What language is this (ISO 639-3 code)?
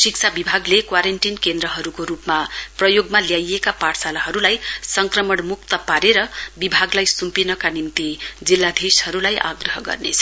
nep